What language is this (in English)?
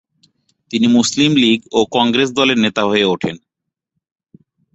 Bangla